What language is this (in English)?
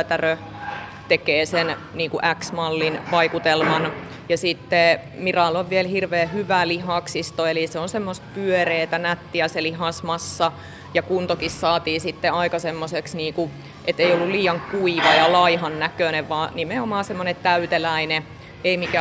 Finnish